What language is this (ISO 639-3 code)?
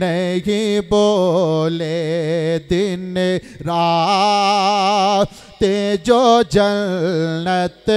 hin